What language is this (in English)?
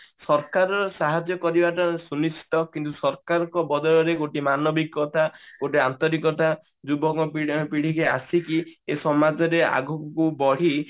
Odia